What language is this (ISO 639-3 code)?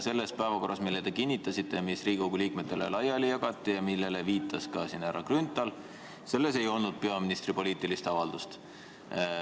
est